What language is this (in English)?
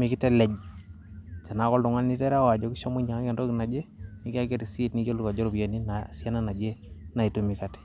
Masai